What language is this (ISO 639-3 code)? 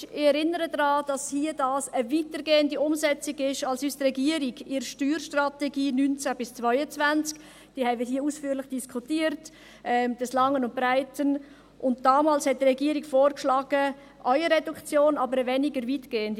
gsw